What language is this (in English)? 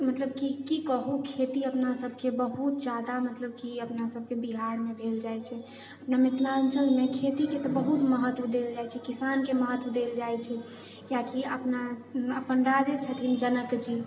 Maithili